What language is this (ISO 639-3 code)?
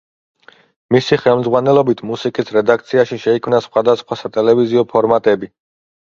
kat